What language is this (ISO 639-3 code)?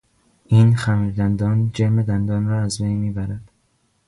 fas